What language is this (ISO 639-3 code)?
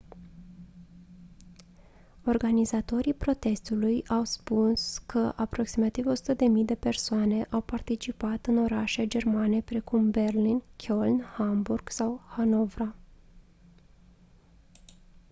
ron